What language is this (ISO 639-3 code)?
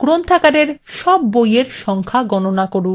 ben